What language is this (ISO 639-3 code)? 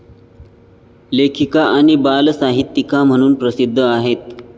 mar